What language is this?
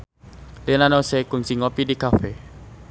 Sundanese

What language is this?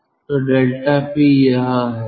Hindi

